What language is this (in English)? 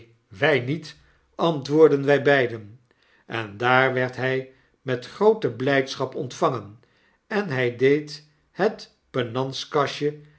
Dutch